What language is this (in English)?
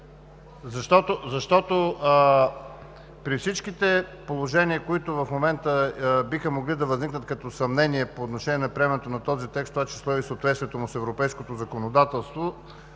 Bulgarian